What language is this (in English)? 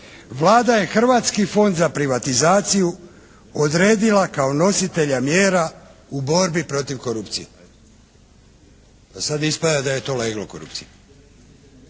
Croatian